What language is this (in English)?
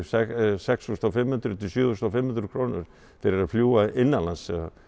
Icelandic